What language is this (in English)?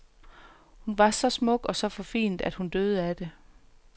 Danish